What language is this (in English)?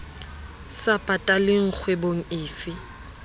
Southern Sotho